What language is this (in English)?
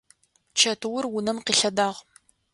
Adyghe